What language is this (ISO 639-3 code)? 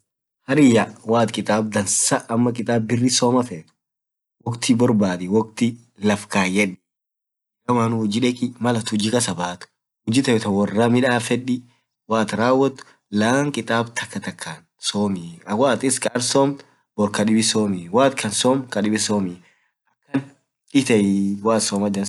orc